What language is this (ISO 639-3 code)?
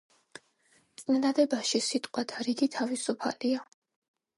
kat